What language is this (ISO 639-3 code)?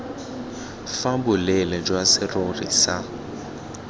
tsn